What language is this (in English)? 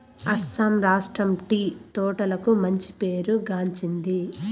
Telugu